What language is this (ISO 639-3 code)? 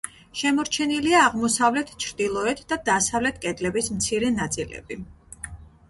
kat